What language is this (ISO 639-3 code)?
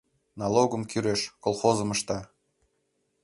chm